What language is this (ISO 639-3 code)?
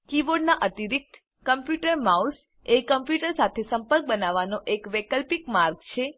guj